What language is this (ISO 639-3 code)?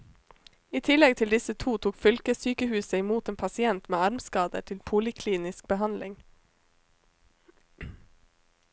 nor